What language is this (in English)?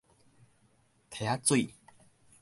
Min Nan Chinese